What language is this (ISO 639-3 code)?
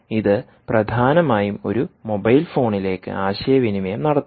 mal